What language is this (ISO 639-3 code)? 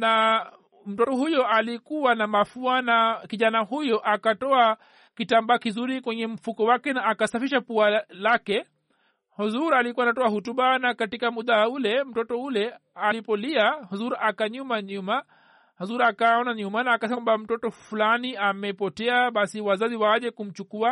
swa